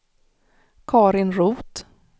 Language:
Swedish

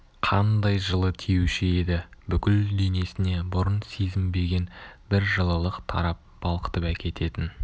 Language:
Kazakh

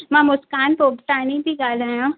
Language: Sindhi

